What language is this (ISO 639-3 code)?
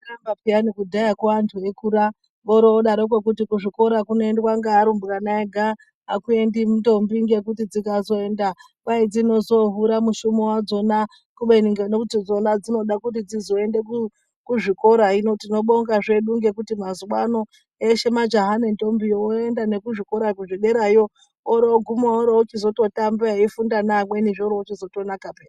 ndc